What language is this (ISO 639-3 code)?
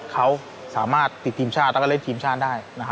tha